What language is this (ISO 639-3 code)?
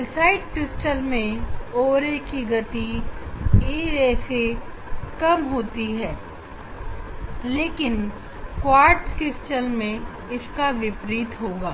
hin